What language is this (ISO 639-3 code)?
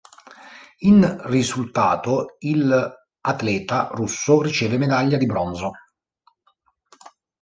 ita